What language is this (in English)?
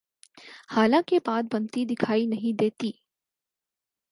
Urdu